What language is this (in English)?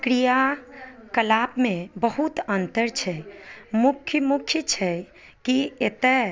Maithili